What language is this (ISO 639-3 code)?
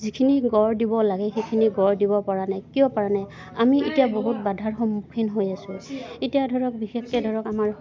asm